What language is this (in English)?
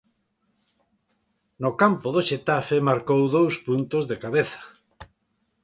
Galician